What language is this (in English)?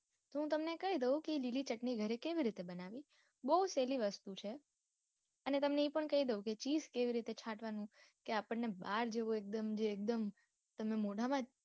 Gujarati